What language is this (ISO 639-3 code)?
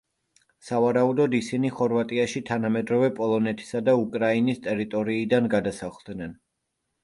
kat